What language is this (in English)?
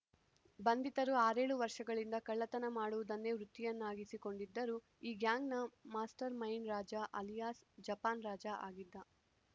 Kannada